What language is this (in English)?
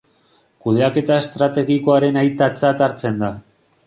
Basque